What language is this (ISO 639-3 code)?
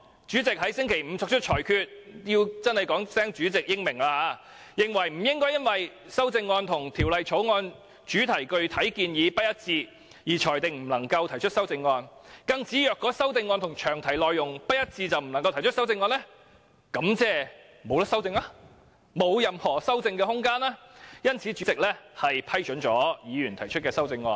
yue